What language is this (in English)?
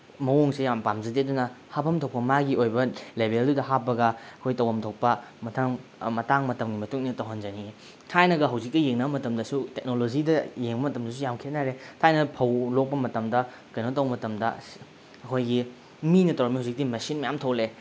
Manipuri